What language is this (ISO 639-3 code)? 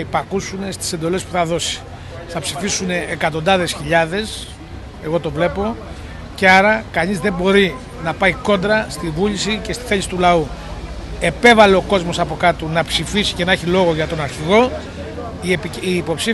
ell